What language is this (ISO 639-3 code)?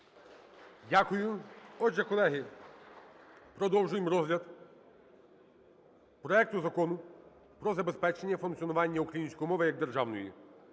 ukr